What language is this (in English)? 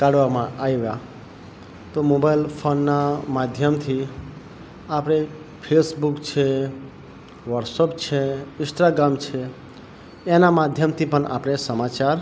Gujarati